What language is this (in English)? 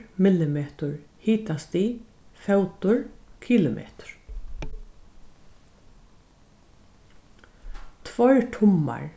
Faroese